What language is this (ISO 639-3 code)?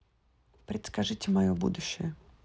rus